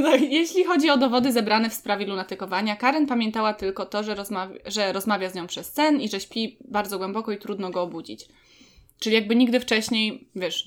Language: Polish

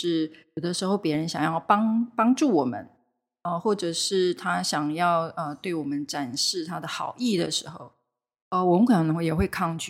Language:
Chinese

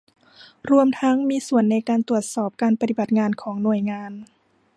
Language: Thai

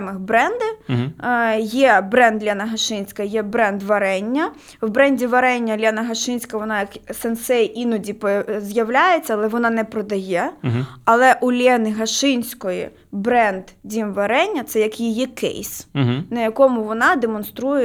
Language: Ukrainian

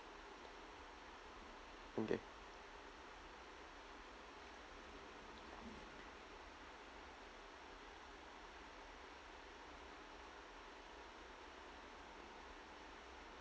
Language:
English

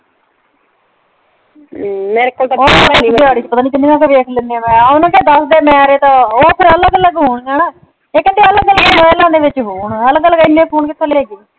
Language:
Punjabi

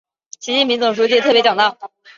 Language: Chinese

